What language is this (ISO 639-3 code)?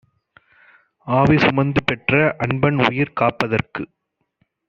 tam